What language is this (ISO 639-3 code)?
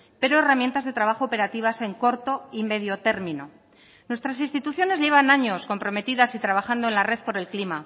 spa